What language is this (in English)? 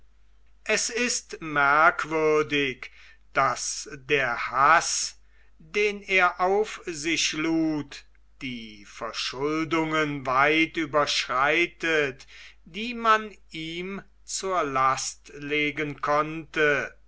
German